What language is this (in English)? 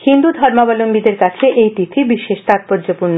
Bangla